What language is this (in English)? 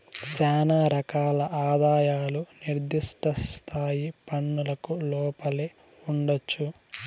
Telugu